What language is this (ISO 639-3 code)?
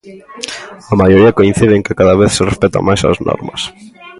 glg